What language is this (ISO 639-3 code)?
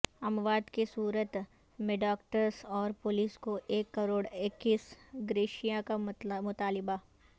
urd